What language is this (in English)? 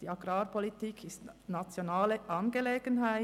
Swiss German